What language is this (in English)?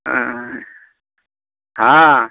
Manipuri